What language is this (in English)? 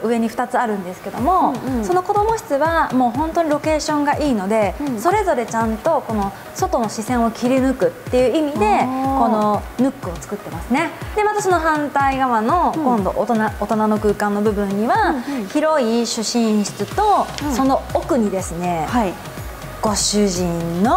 Japanese